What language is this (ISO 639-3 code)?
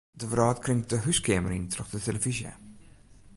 fry